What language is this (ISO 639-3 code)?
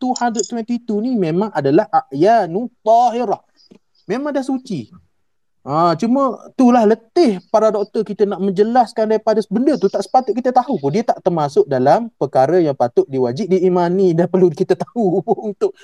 msa